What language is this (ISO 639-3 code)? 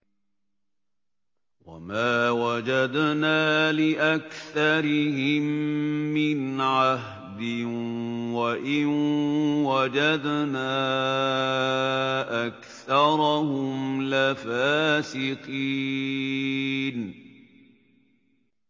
ara